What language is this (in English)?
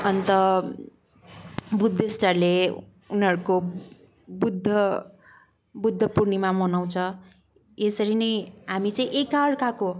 Nepali